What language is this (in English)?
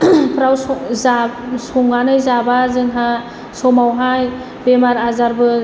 Bodo